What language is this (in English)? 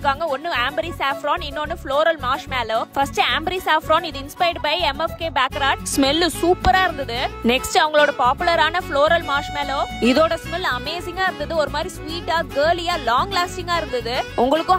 Thai